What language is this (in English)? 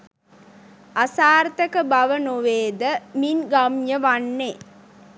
Sinhala